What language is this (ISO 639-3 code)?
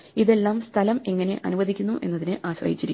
mal